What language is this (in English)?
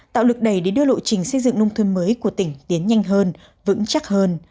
Vietnamese